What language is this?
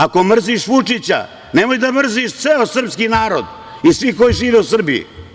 Serbian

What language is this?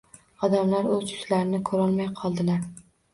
Uzbek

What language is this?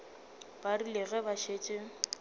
Northern Sotho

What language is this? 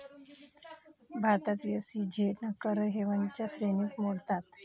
Marathi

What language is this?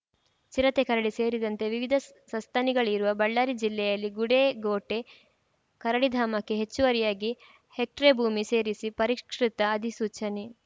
Kannada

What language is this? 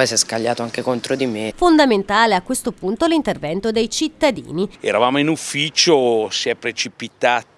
Italian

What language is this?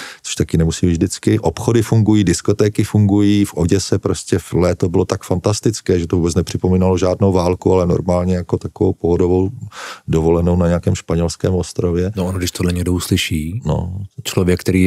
Czech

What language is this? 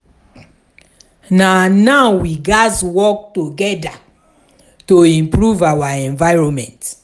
Nigerian Pidgin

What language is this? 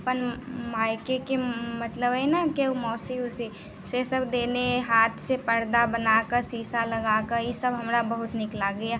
Maithili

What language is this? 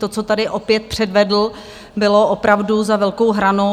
Czech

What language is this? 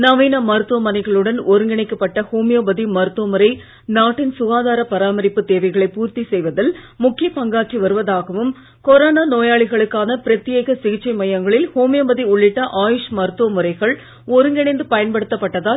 Tamil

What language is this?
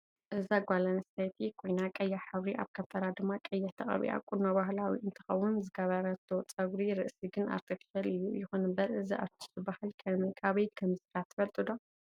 Tigrinya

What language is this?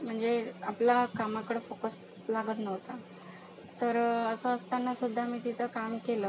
Marathi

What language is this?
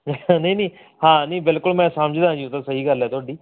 Punjabi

